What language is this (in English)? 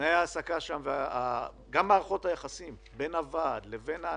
Hebrew